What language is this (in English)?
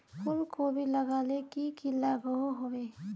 Magahi